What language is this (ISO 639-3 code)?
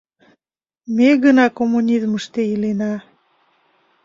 chm